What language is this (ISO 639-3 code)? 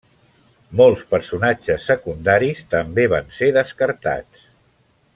cat